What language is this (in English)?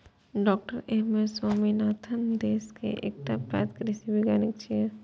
Maithili